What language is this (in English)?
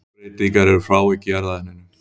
Icelandic